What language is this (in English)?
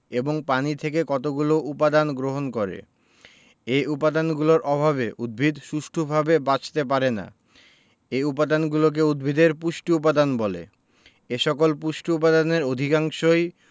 Bangla